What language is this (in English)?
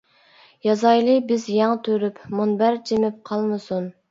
Uyghur